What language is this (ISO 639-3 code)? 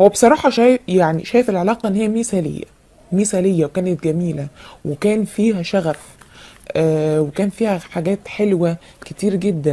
ara